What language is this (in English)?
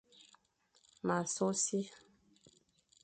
Fang